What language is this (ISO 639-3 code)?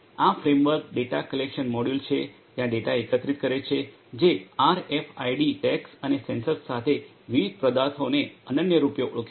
guj